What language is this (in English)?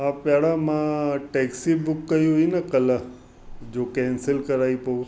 Sindhi